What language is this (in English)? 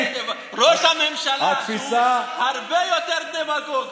Hebrew